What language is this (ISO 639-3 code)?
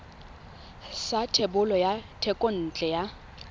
tsn